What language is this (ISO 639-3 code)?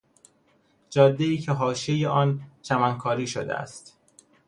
fas